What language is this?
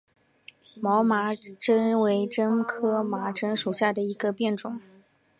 Chinese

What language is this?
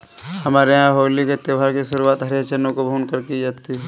Hindi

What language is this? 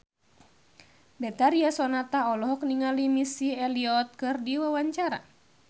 Sundanese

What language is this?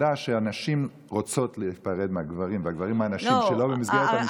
Hebrew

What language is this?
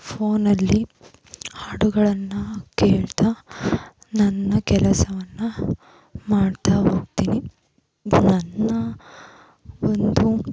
Kannada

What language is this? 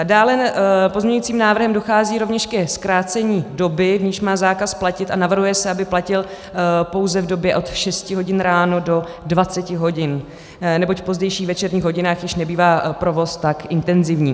Czech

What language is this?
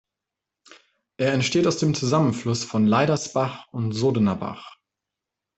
German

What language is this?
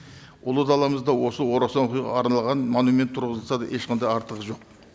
Kazakh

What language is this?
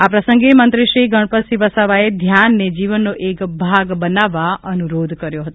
Gujarati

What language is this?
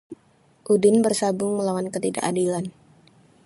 Indonesian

